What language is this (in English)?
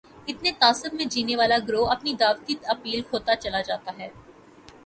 Urdu